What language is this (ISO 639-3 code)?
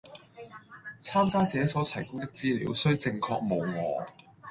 yue